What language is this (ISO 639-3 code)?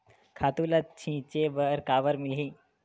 hne